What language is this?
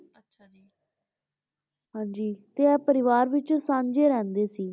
Punjabi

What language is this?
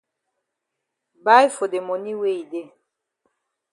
Cameroon Pidgin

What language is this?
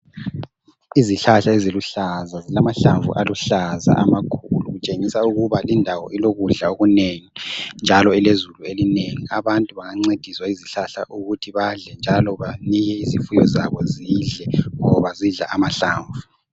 North Ndebele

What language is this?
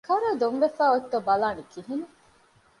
Divehi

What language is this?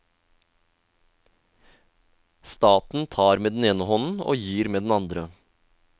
Norwegian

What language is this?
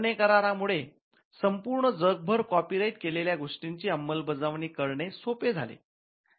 Marathi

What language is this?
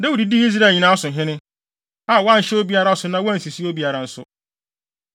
Akan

